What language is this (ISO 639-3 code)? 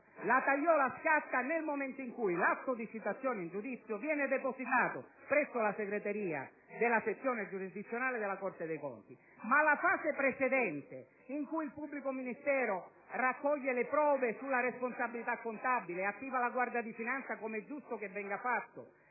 ita